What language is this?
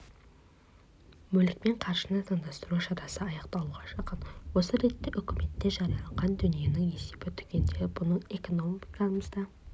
Kazakh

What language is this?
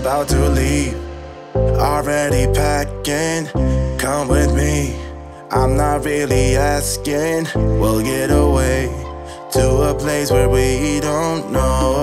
English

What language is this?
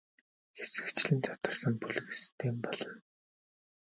Mongolian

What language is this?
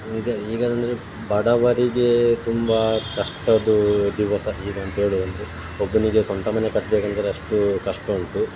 Kannada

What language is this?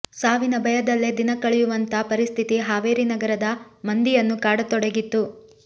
Kannada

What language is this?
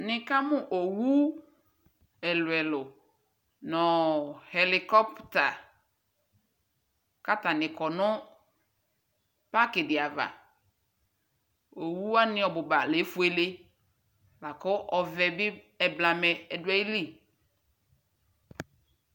Ikposo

